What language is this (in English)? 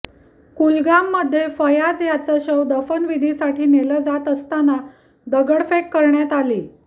Marathi